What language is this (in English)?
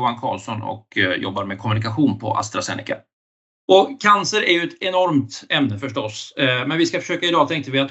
Swedish